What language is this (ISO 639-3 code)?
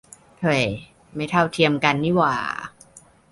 tha